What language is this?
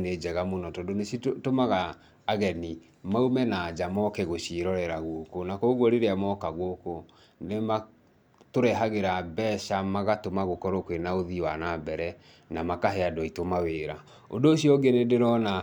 Kikuyu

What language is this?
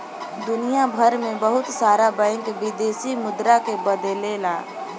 Bhojpuri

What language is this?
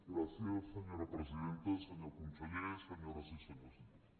Catalan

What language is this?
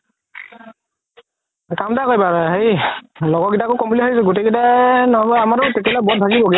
Assamese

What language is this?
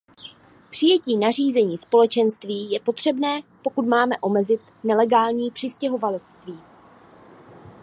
Czech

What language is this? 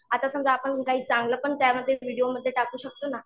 Marathi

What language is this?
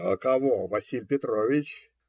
Russian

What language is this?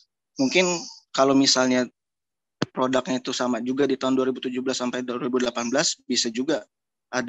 Indonesian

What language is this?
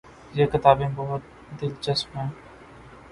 Urdu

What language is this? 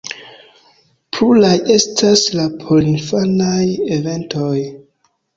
Esperanto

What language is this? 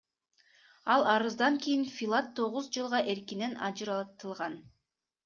Kyrgyz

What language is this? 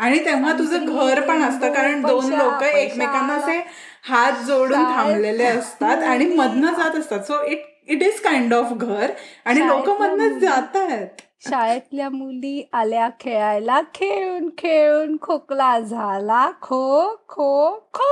Marathi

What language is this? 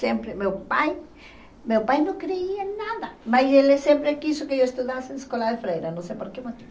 Portuguese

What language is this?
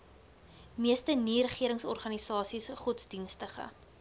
Afrikaans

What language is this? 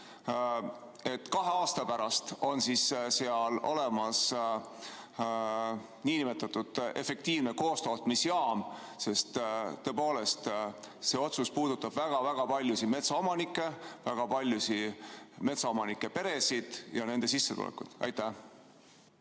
Estonian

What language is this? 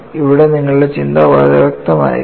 Malayalam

